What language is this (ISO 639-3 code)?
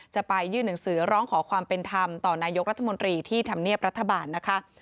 tha